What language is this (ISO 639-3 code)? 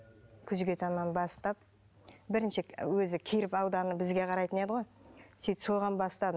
kaz